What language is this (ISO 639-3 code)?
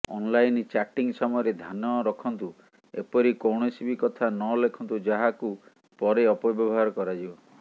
ori